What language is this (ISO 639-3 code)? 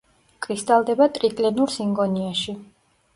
kat